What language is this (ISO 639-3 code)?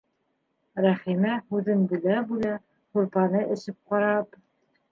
bak